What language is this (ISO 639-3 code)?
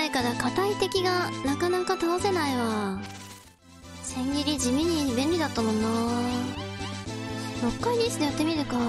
jpn